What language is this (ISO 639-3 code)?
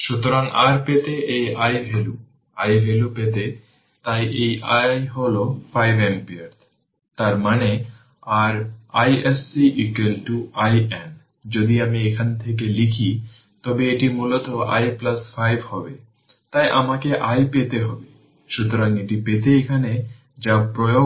ben